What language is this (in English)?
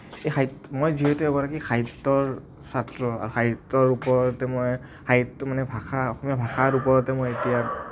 Assamese